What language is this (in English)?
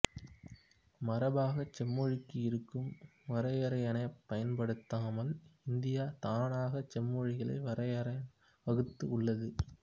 Tamil